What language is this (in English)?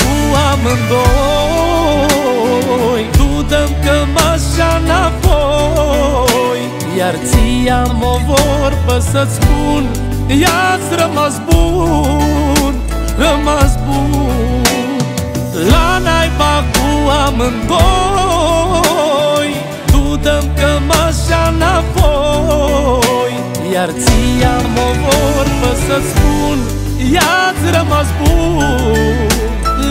Romanian